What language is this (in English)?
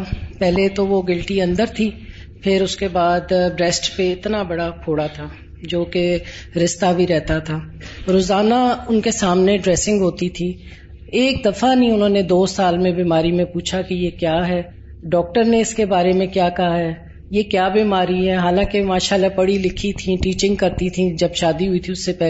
Urdu